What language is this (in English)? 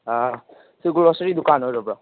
Manipuri